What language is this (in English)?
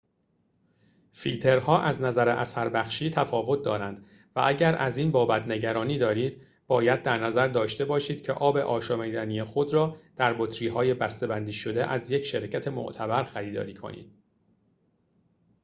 Persian